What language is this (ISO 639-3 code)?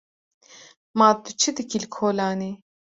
kur